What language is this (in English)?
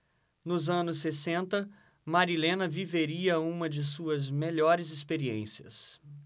Portuguese